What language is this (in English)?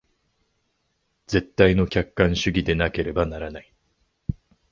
Japanese